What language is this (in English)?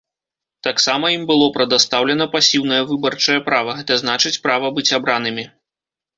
Belarusian